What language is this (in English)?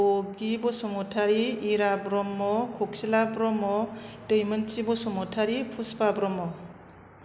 Bodo